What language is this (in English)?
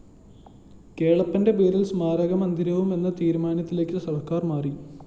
Malayalam